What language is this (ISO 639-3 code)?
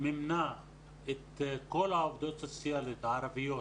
heb